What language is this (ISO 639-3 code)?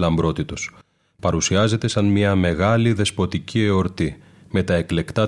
ell